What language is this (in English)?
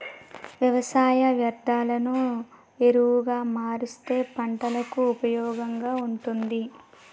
Telugu